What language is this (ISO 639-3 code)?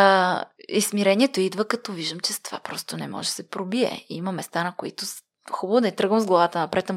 bul